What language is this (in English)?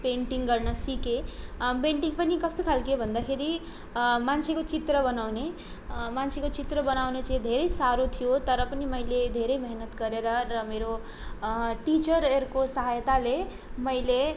Nepali